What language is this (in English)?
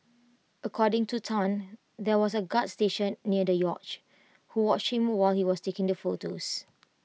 English